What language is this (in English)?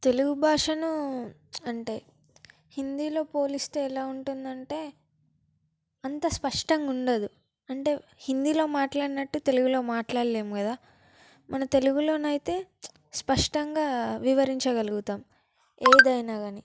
Telugu